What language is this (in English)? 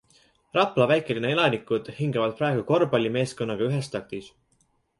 Estonian